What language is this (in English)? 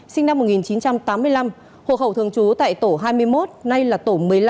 Vietnamese